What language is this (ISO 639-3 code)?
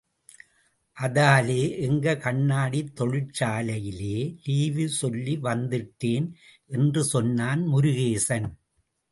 tam